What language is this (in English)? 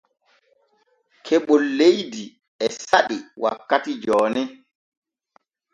Borgu Fulfulde